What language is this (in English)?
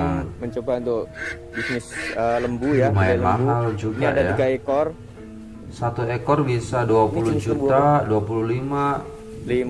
Indonesian